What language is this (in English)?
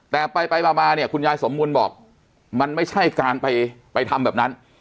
Thai